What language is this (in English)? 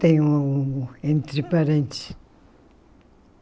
Portuguese